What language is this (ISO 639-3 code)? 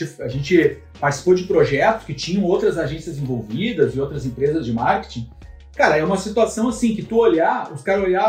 por